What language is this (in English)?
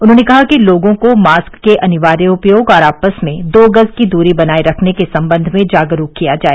Hindi